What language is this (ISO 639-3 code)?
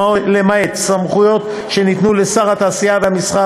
heb